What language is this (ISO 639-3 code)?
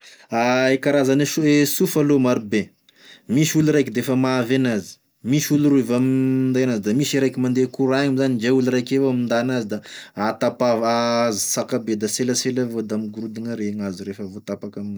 tkg